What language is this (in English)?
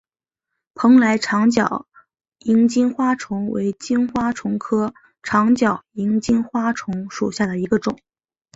Chinese